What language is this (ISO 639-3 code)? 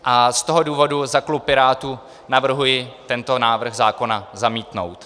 ces